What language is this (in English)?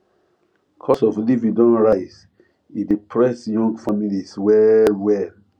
Nigerian Pidgin